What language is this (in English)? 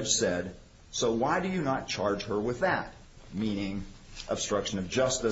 English